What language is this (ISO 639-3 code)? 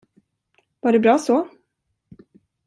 swe